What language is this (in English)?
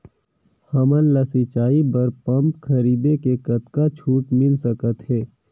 Chhattisgarhi